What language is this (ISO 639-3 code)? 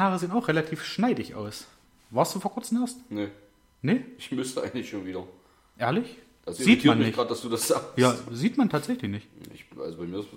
deu